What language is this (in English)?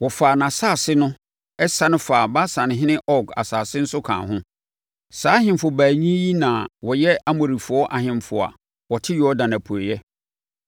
Akan